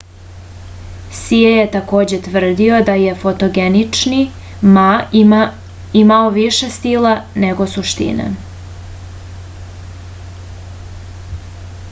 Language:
Serbian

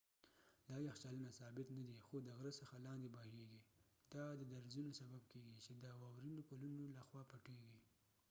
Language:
Pashto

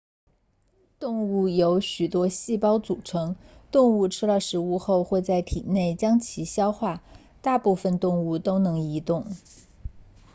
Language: Chinese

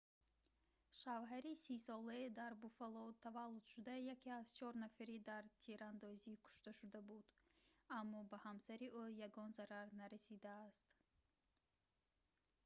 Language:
Tajik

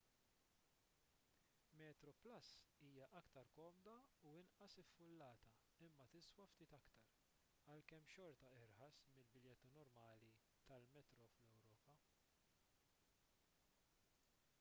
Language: Maltese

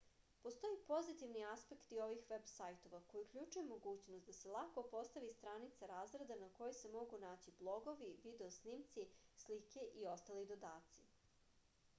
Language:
Serbian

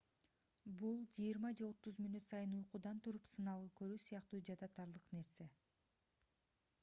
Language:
Kyrgyz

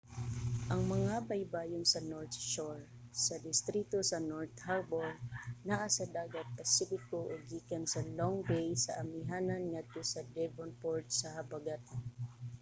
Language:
Cebuano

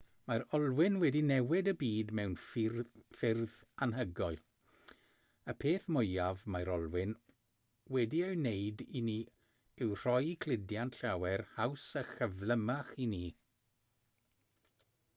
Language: Welsh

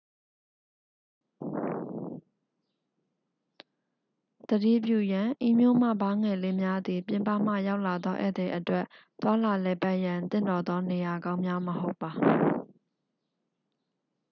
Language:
Burmese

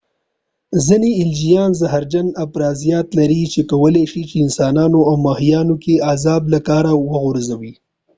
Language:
Pashto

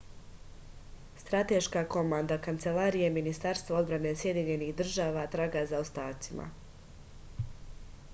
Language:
Serbian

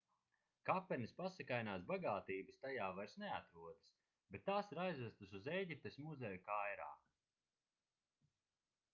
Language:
Latvian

